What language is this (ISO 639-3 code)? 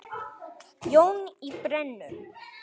isl